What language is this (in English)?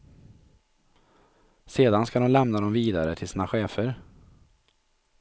Swedish